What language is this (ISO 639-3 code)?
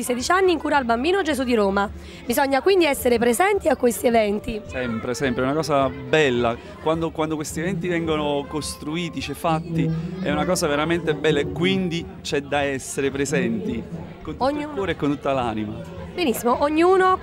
ita